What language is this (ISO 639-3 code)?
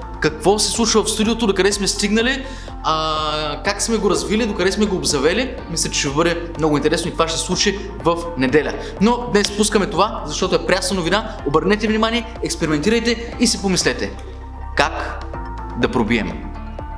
bul